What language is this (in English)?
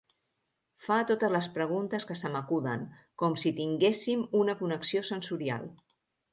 Catalan